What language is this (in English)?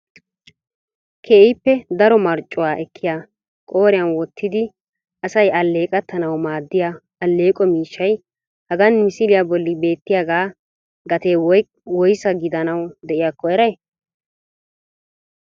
Wolaytta